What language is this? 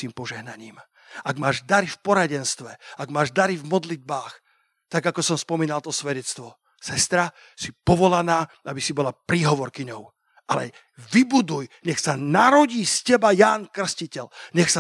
Slovak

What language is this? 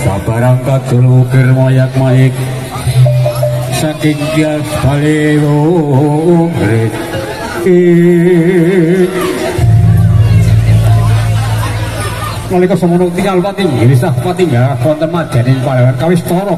Indonesian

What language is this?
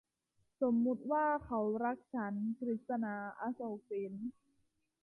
Thai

